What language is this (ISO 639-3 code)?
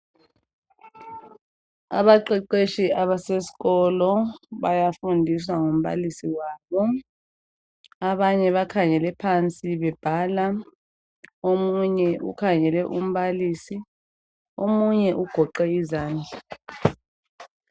nde